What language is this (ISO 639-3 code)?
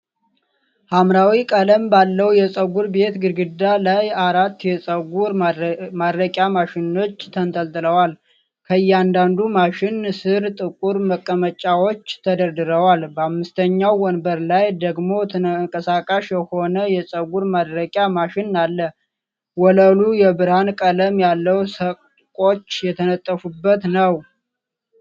amh